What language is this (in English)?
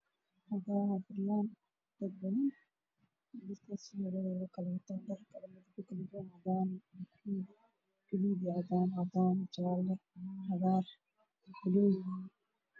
Somali